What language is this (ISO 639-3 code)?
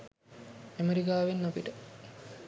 sin